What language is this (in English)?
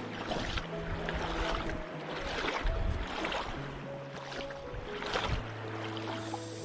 Korean